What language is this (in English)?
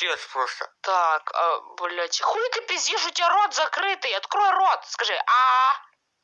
Russian